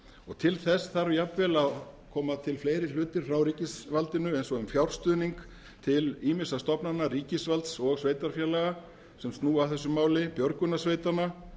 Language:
Icelandic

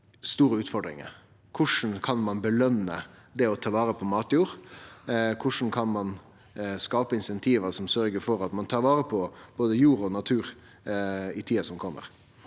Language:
Norwegian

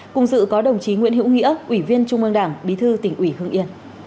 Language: Vietnamese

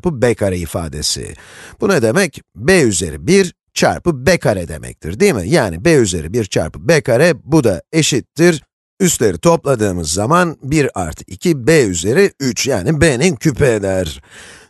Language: Turkish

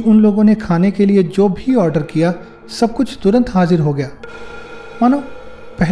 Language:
Hindi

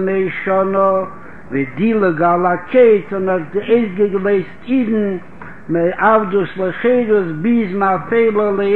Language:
Hebrew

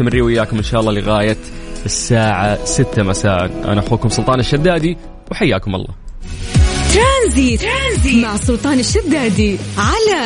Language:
Arabic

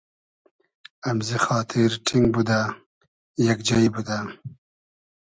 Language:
Hazaragi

